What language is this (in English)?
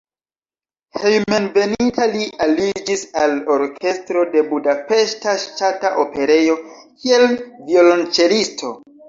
Esperanto